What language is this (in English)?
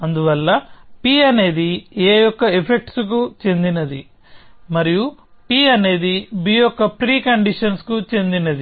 Telugu